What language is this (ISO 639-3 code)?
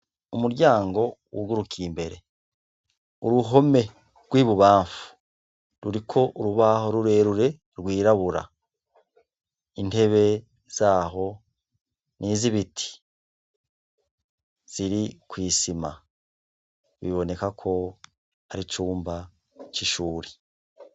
run